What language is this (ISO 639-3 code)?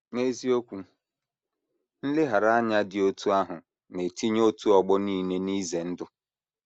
ibo